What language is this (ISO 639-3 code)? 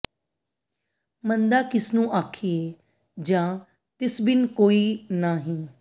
pan